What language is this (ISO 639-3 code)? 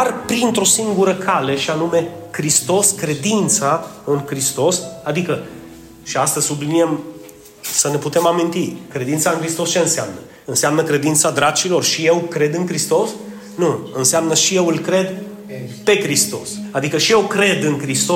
ron